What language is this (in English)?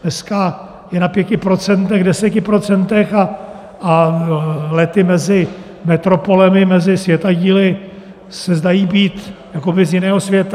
Czech